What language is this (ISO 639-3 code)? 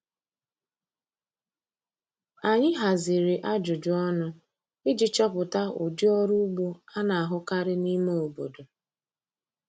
ibo